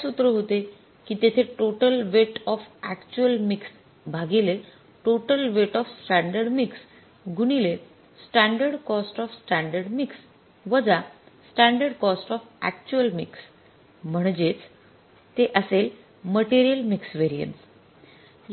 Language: Marathi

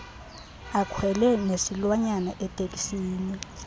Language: Xhosa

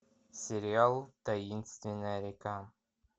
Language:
Russian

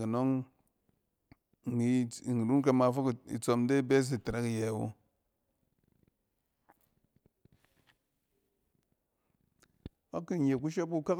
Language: Cen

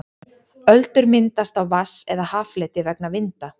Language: Icelandic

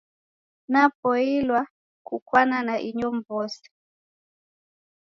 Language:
Taita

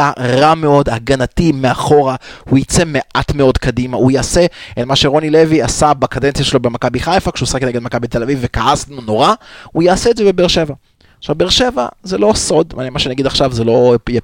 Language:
Hebrew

